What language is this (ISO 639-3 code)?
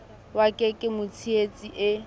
sot